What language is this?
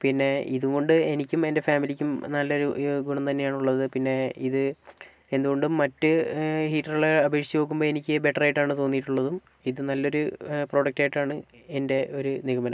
Malayalam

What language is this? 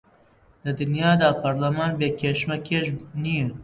Central Kurdish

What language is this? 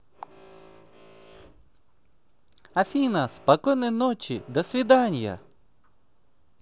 Russian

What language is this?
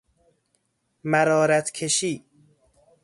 Persian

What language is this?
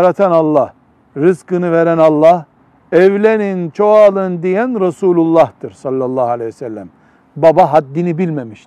Turkish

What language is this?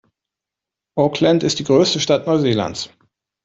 German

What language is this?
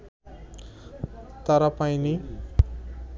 Bangla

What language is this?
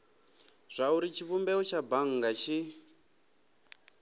Venda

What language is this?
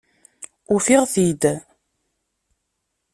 Kabyle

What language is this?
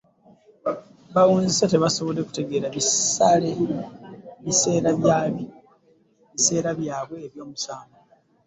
Ganda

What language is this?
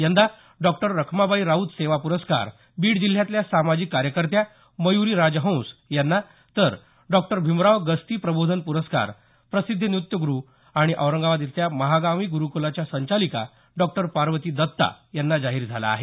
Marathi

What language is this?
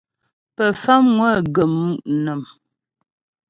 Ghomala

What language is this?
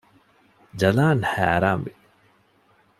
Divehi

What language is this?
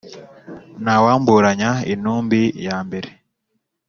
Kinyarwanda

